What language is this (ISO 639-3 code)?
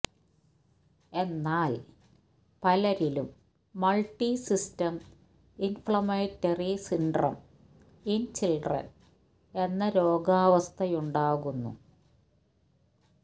mal